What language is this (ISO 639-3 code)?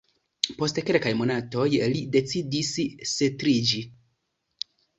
epo